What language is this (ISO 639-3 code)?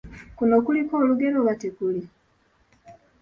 lug